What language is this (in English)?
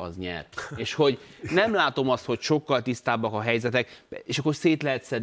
Hungarian